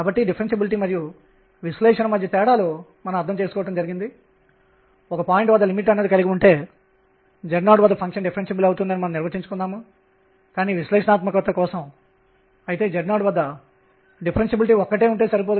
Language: Telugu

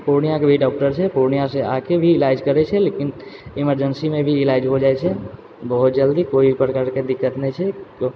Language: Maithili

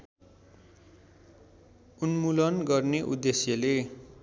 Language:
Nepali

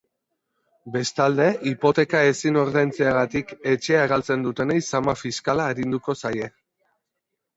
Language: Basque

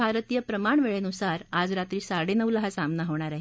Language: Marathi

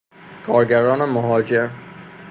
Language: Persian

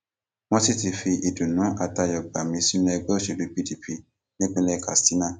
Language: Yoruba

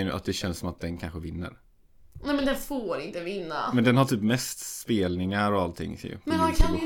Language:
Swedish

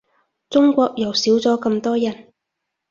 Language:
Cantonese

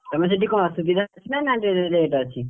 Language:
Odia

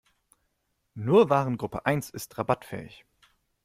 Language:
German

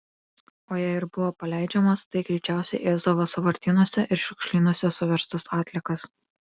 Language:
Lithuanian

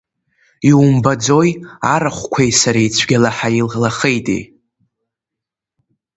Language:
Abkhazian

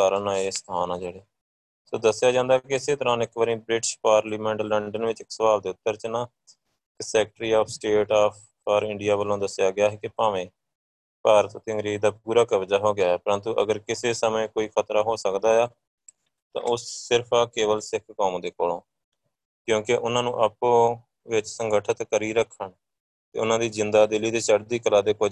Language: Punjabi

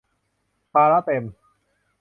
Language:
Thai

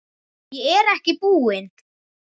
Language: Icelandic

